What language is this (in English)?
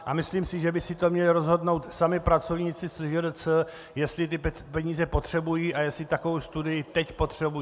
Czech